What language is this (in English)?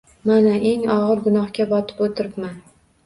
Uzbek